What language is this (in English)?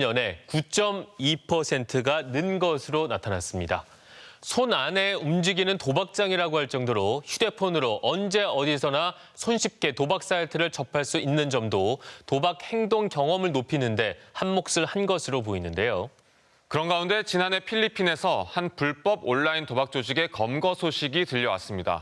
Korean